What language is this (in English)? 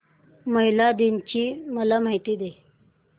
Marathi